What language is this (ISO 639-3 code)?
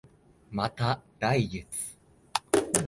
jpn